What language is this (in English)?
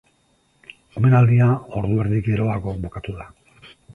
Basque